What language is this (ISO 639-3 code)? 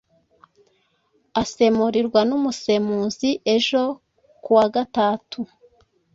kin